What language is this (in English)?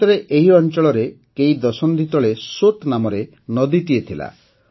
Odia